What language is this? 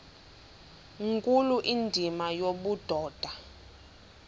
Xhosa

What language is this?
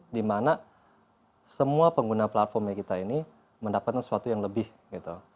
Indonesian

